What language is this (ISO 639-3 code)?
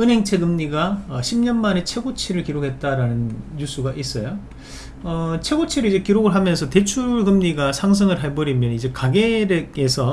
kor